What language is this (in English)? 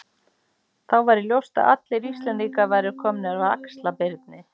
Icelandic